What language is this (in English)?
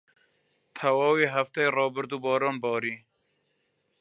Central Kurdish